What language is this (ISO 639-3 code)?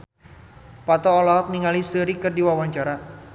sun